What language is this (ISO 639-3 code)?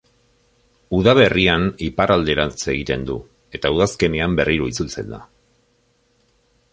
eus